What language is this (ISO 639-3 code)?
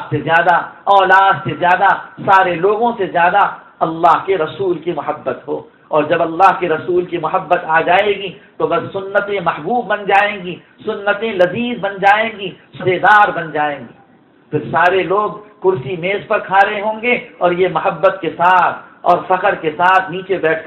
ara